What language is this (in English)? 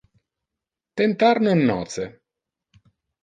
Interlingua